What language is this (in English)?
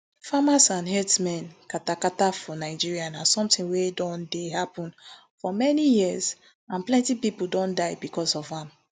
Nigerian Pidgin